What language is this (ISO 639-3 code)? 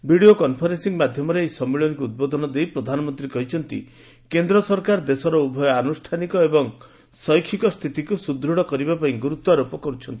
ori